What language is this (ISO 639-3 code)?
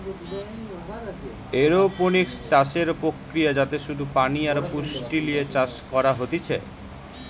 ben